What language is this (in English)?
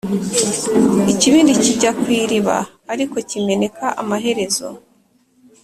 Kinyarwanda